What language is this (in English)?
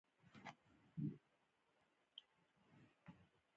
Pashto